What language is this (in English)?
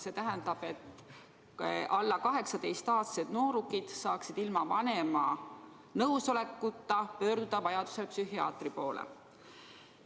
Estonian